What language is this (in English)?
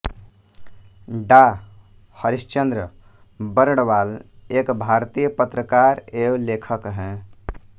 Hindi